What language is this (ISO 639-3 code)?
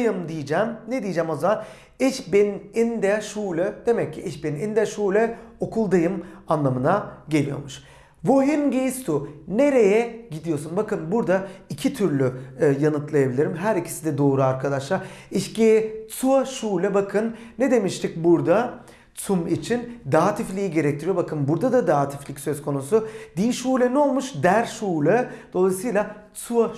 tur